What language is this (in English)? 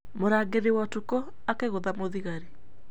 Kikuyu